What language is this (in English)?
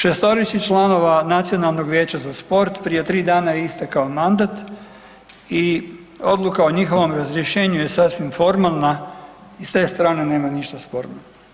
Croatian